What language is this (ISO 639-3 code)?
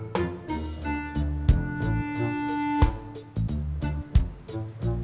ind